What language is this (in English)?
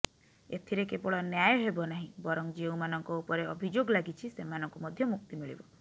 Odia